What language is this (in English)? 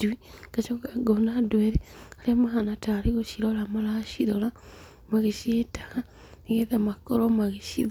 Kikuyu